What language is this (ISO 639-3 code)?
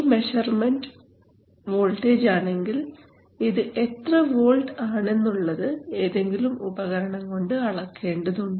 mal